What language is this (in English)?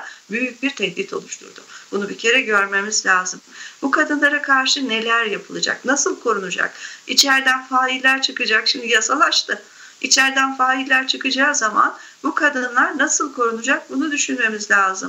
Turkish